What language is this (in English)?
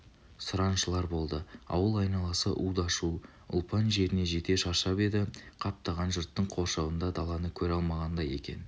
Kazakh